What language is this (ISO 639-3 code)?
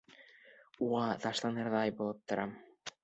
bak